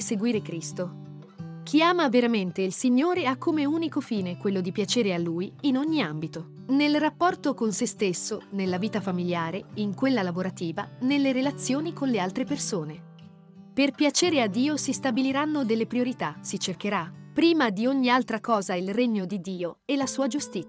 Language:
Italian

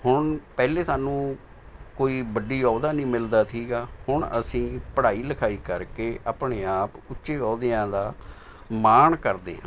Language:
Punjabi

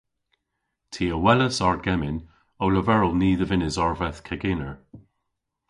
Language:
Cornish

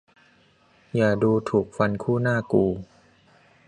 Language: Thai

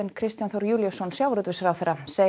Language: Icelandic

